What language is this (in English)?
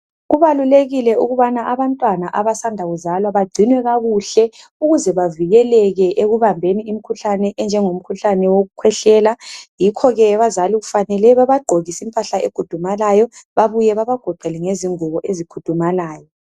North Ndebele